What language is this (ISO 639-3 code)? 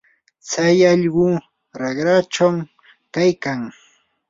qur